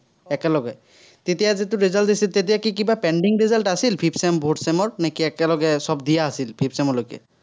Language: Assamese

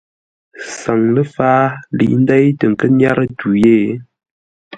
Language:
Ngombale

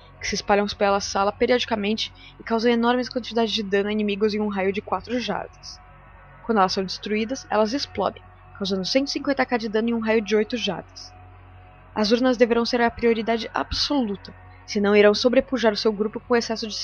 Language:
Portuguese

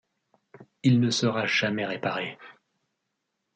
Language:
French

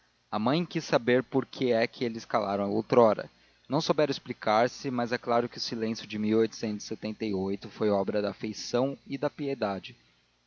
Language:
Portuguese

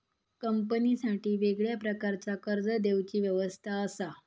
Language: Marathi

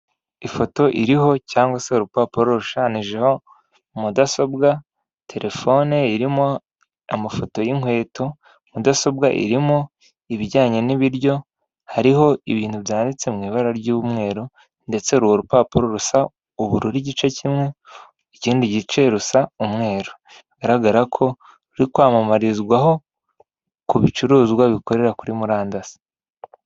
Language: Kinyarwanda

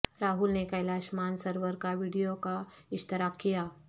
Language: Urdu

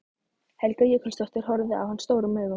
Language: Icelandic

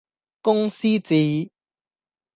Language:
Cantonese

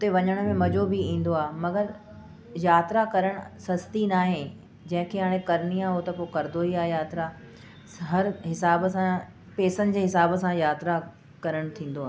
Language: Sindhi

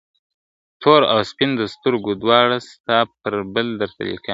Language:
Pashto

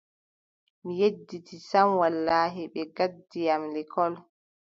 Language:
Adamawa Fulfulde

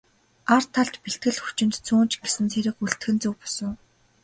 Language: Mongolian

